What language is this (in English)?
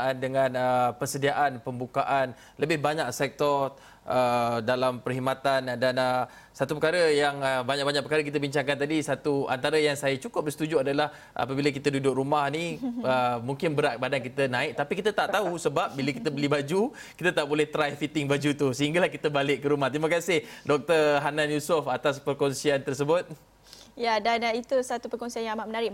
Malay